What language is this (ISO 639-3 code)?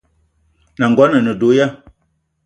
eto